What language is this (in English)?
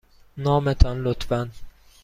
Persian